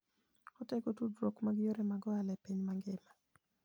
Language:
Luo (Kenya and Tanzania)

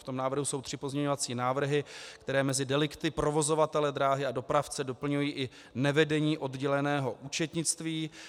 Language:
Czech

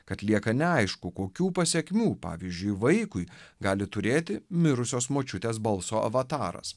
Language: Lithuanian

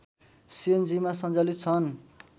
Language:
Nepali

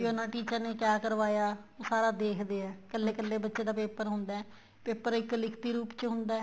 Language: Punjabi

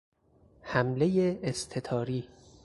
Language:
Persian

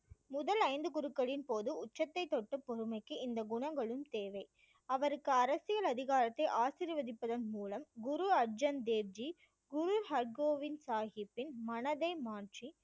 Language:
Tamil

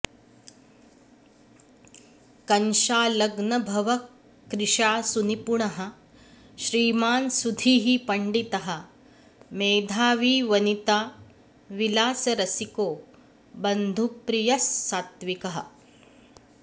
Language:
Sanskrit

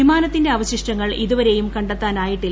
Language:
Malayalam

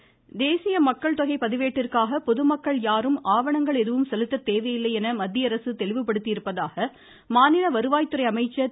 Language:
Tamil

